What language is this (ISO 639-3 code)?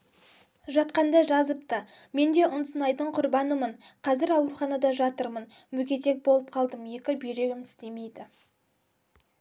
kaz